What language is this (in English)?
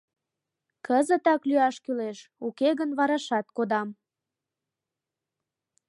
Mari